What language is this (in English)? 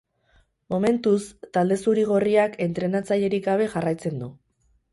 Basque